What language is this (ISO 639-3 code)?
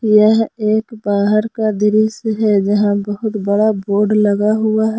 hin